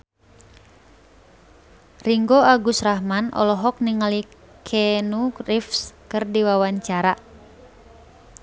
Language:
Sundanese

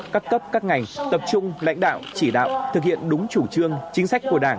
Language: Vietnamese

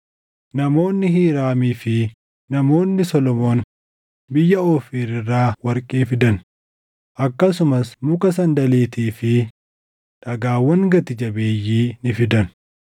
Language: Oromo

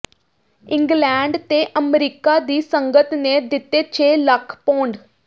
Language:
Punjabi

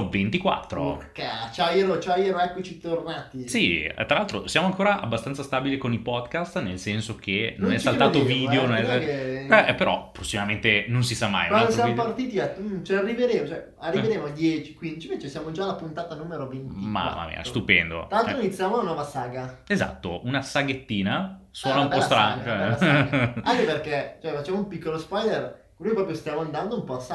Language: Italian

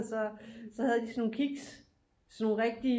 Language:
Danish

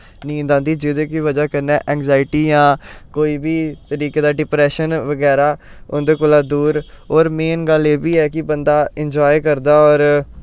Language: Dogri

